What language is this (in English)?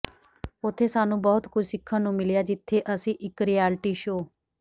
Punjabi